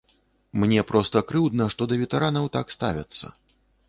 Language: Belarusian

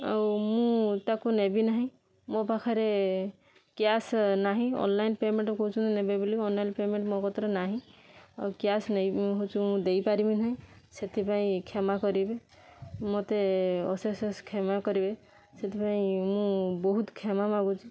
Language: Odia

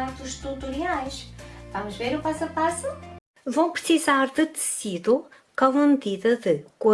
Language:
Portuguese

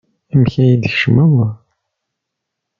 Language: Kabyle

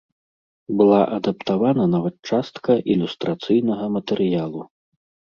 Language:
Belarusian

